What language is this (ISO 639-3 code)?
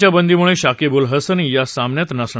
mar